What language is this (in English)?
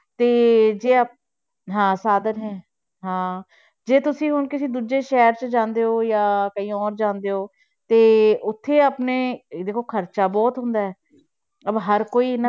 Punjabi